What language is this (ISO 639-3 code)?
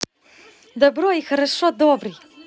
rus